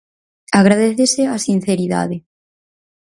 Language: Galician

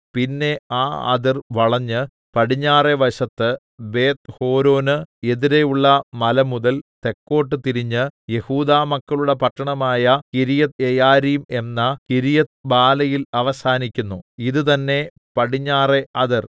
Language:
Malayalam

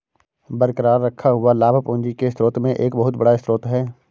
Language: Hindi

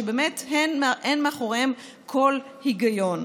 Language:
Hebrew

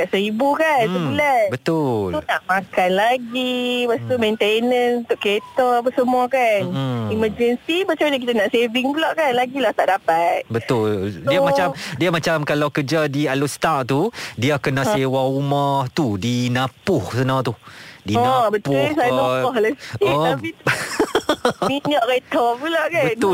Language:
Malay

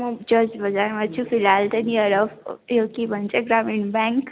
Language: Nepali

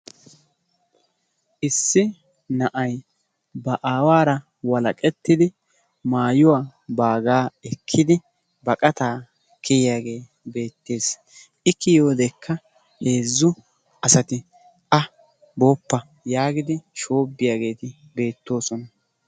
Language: Wolaytta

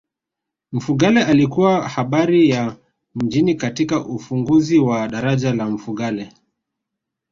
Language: Swahili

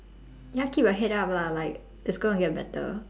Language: English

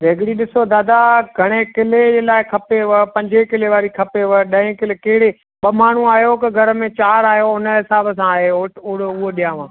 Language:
Sindhi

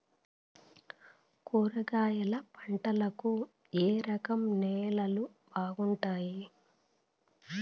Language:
Telugu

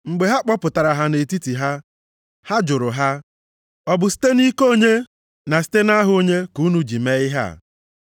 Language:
Igbo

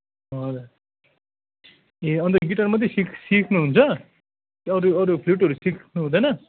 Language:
Nepali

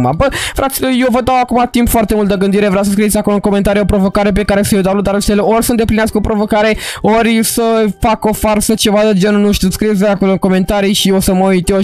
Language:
Romanian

